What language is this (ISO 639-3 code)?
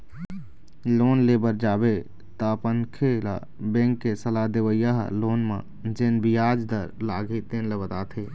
hne